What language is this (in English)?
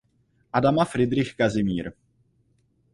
Czech